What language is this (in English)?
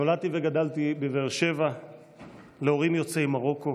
Hebrew